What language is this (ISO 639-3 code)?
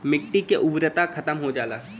bho